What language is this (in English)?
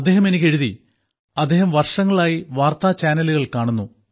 Malayalam